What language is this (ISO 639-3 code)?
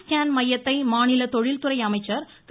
tam